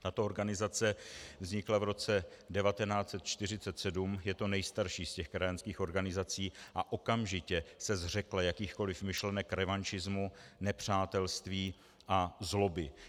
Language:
Czech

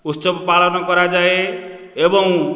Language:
Odia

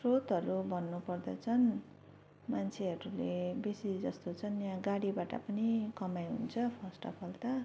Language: Nepali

